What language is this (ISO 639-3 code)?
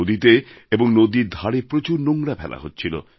ben